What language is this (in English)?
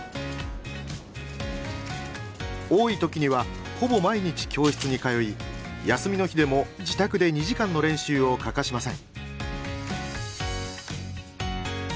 Japanese